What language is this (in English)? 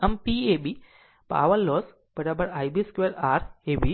Gujarati